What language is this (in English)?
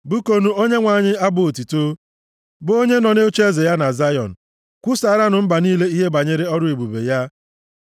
Igbo